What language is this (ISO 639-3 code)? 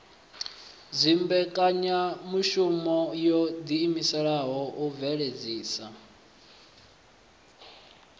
ven